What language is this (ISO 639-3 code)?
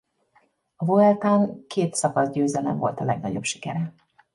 hun